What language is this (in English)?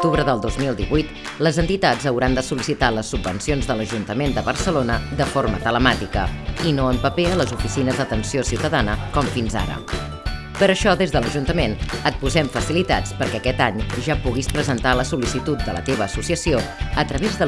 Catalan